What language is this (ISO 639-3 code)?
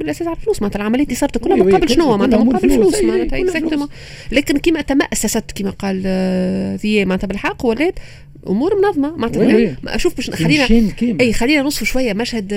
ara